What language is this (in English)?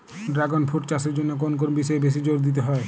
Bangla